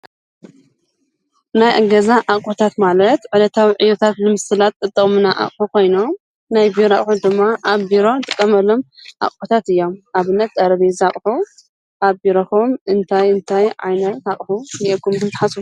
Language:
Tigrinya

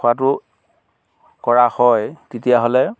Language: Assamese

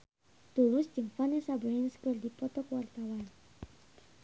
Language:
Sundanese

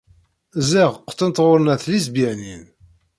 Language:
Kabyle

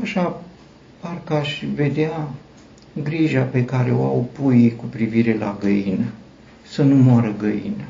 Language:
Romanian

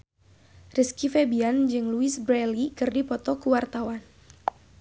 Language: Sundanese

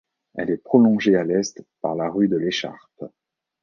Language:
French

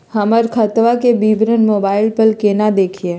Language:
Magahi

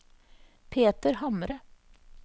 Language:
Norwegian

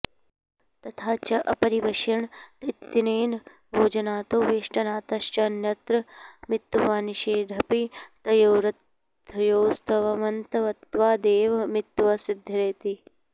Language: Sanskrit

